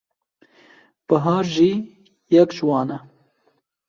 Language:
Kurdish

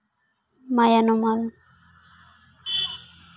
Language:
Santali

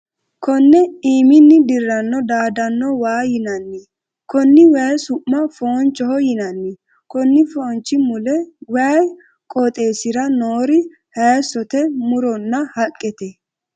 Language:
Sidamo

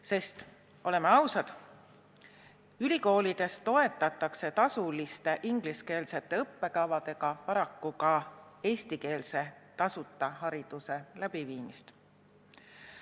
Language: Estonian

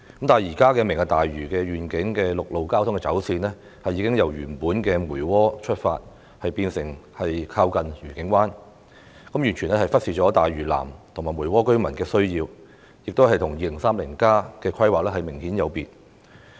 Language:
Cantonese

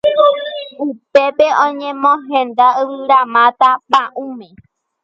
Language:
Guarani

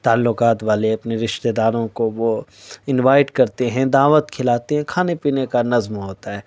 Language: Urdu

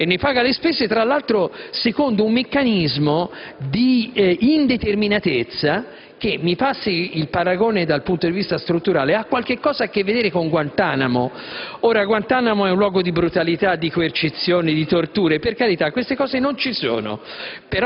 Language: Italian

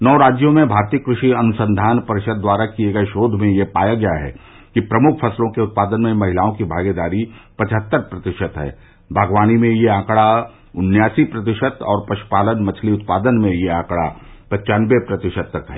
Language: Hindi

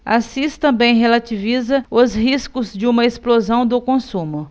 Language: Portuguese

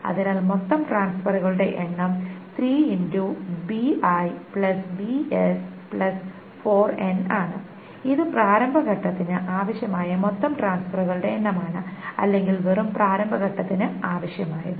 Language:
Malayalam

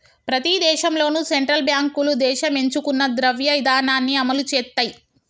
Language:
Telugu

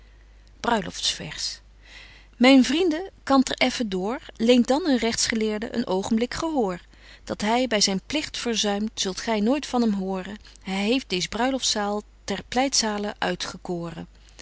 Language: Dutch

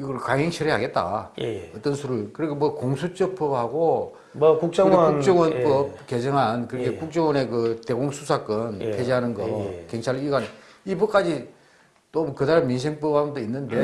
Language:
Korean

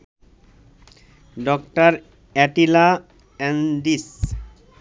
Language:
Bangla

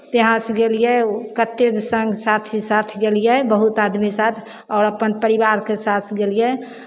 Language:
Maithili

